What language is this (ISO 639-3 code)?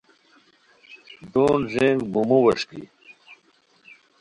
khw